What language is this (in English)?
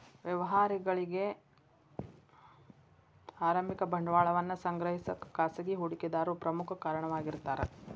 Kannada